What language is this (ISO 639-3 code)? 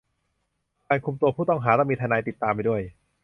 tha